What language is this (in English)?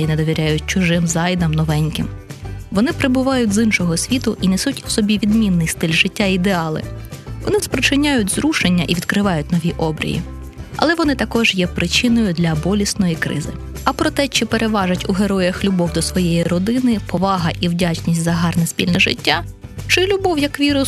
Ukrainian